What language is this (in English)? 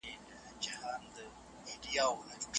Pashto